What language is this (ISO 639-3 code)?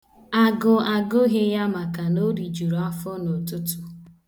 ibo